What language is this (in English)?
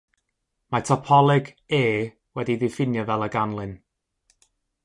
Welsh